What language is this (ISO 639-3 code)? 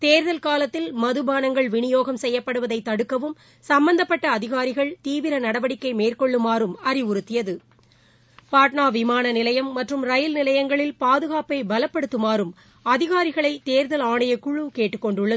tam